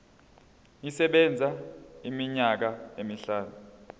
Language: Zulu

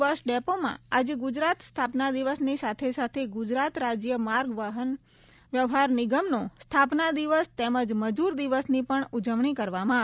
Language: Gujarati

